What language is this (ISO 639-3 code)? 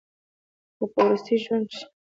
pus